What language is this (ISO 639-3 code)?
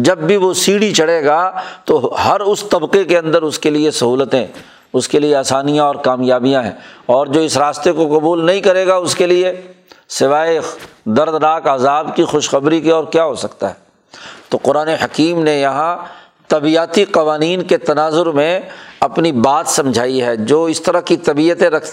urd